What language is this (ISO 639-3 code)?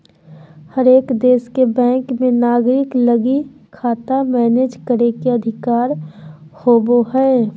mag